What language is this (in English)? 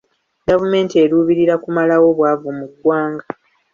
Ganda